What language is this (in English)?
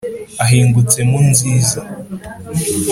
Kinyarwanda